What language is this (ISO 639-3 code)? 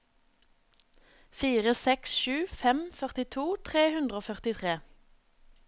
nor